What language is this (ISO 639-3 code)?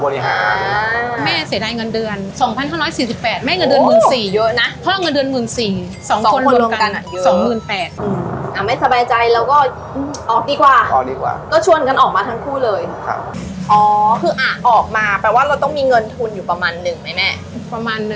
tha